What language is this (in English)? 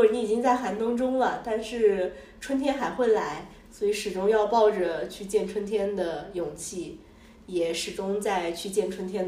Chinese